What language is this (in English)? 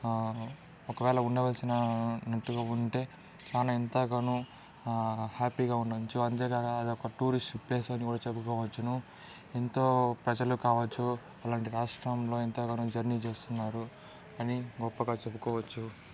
Telugu